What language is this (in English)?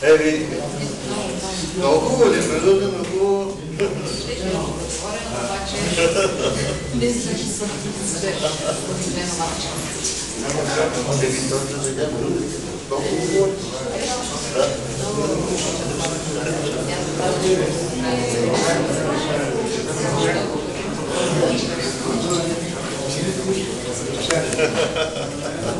Bulgarian